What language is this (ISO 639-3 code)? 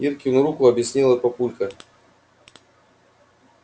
rus